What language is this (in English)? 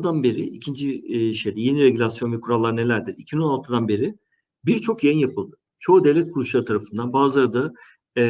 Turkish